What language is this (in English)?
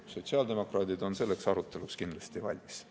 Estonian